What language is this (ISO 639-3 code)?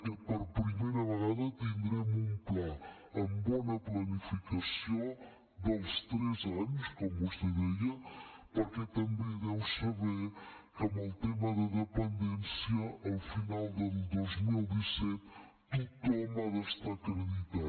cat